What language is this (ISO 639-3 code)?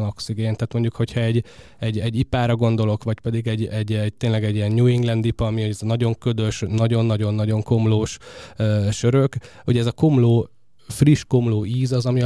hun